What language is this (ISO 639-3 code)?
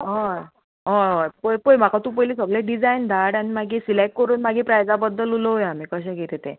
kok